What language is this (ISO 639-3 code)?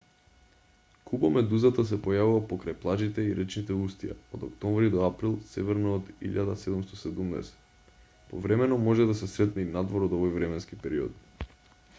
mkd